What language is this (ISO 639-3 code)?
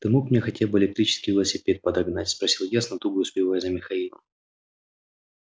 rus